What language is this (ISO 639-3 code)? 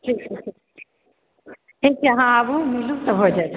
mai